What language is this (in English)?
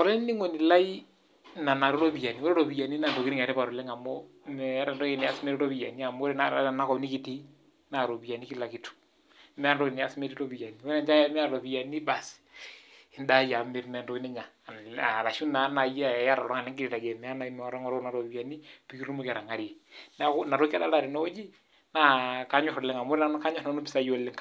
Masai